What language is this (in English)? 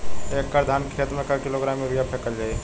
Bhojpuri